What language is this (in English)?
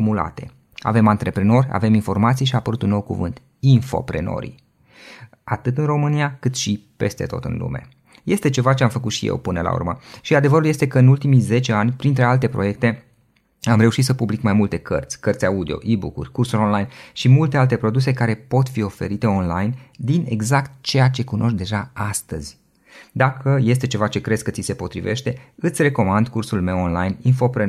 Romanian